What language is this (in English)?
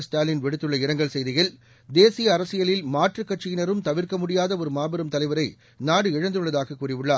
Tamil